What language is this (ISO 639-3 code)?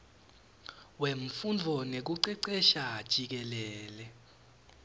ssw